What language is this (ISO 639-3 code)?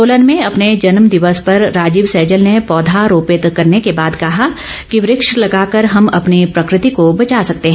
hin